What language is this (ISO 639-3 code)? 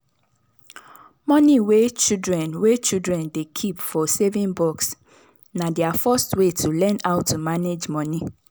pcm